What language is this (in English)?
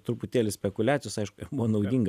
Lithuanian